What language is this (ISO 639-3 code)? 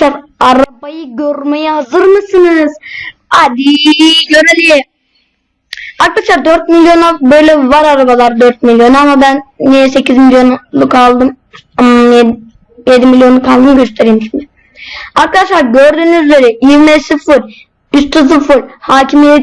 tur